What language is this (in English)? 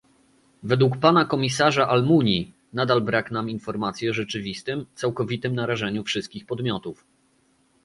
Polish